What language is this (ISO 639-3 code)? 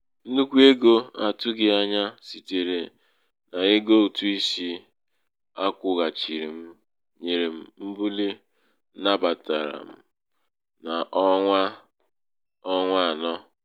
ibo